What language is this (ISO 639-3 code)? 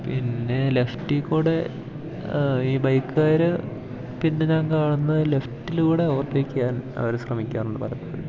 mal